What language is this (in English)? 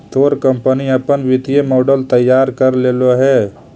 Magahi